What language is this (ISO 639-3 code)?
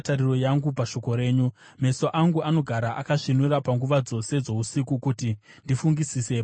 sna